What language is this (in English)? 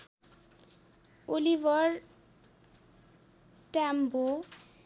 Nepali